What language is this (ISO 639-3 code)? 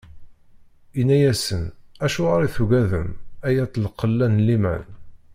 kab